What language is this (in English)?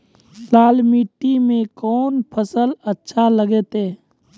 Maithili